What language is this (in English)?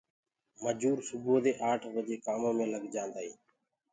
Gurgula